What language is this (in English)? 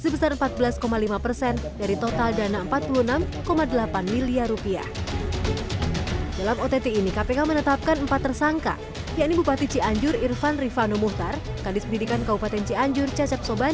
Indonesian